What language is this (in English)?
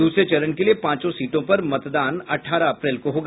Hindi